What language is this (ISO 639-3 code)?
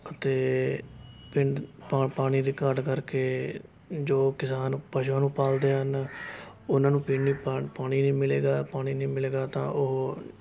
pan